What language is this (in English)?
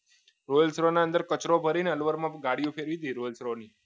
Gujarati